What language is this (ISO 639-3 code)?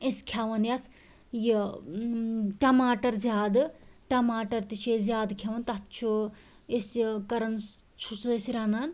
kas